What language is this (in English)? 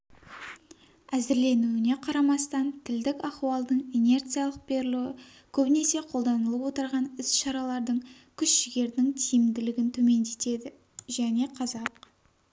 Kazakh